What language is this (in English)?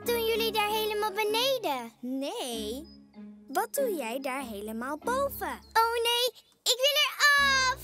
Dutch